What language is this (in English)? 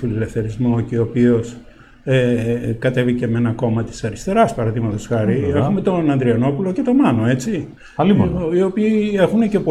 Greek